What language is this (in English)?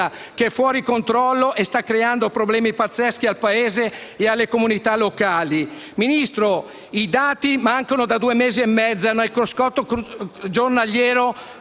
Italian